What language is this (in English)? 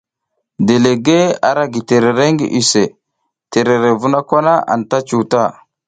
South Giziga